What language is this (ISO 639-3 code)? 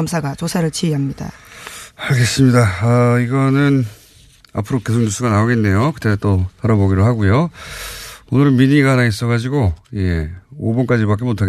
kor